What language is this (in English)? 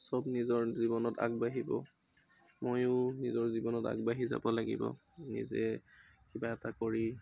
Assamese